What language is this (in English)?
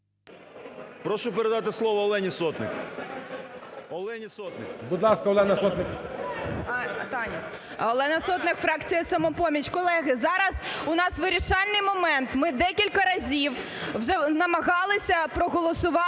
Ukrainian